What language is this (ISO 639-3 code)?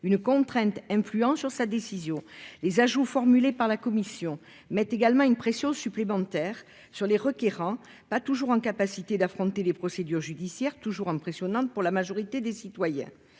fra